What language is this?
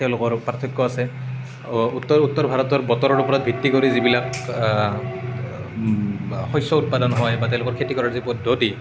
Assamese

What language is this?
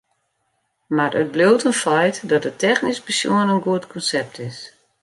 Western Frisian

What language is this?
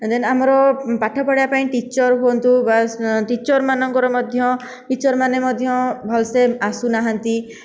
Odia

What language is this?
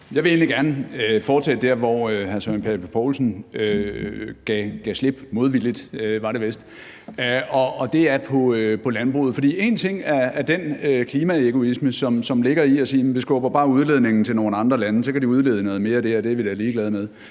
Danish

